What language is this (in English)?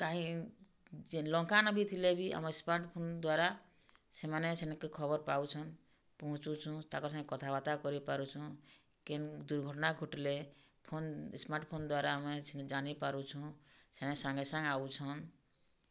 Odia